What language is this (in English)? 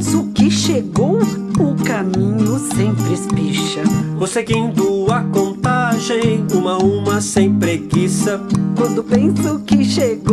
Portuguese